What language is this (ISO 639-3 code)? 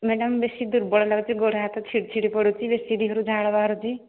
ori